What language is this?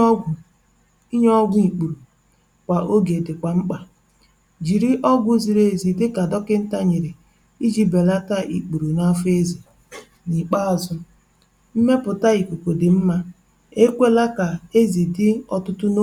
Igbo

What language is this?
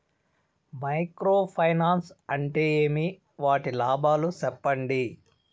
Telugu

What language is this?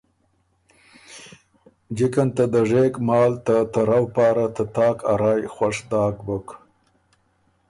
Ormuri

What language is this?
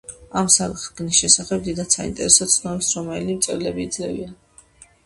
Georgian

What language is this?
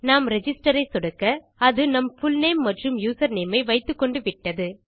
Tamil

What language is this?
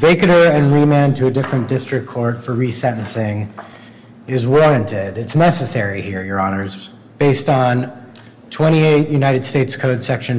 English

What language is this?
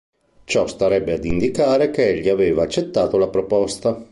Italian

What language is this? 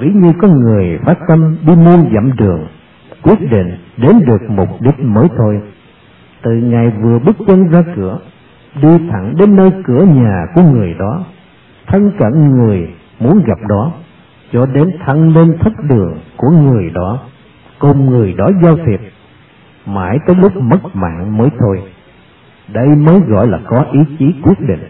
Vietnamese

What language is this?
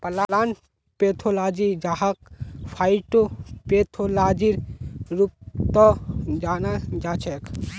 Magahi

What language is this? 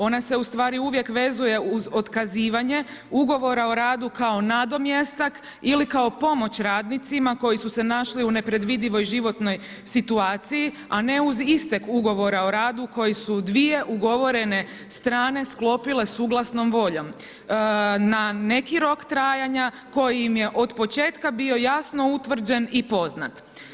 Croatian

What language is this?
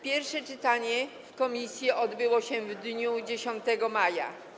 Polish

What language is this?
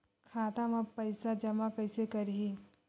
Chhattisgarhi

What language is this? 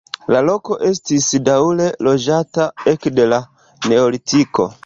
Esperanto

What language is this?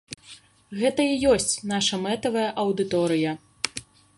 Belarusian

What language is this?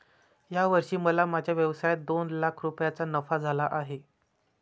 Marathi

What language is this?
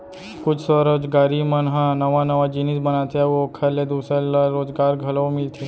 Chhattisgarhi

